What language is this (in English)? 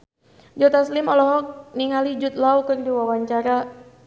Sundanese